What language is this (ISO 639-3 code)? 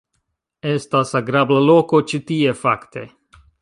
epo